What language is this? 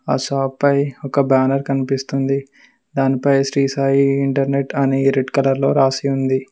Telugu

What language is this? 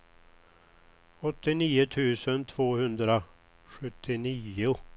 Swedish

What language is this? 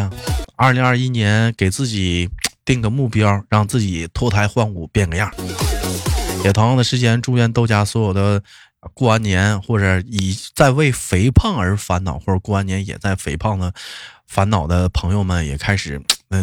Chinese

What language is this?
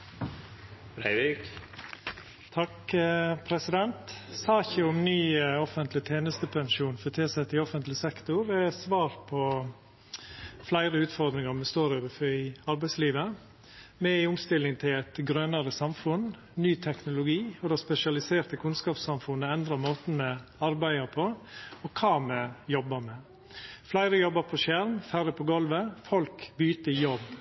Norwegian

